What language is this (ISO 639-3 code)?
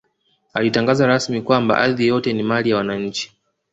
swa